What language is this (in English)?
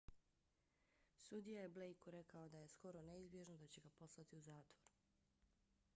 Bosnian